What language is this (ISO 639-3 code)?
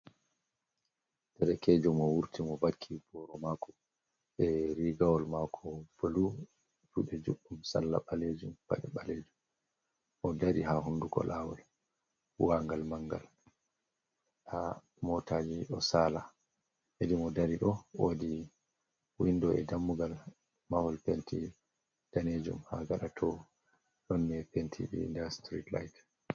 ful